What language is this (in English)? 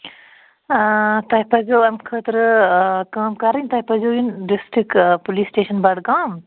Kashmiri